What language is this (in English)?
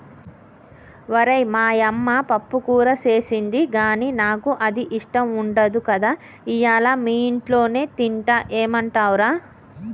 Telugu